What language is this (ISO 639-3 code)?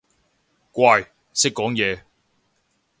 yue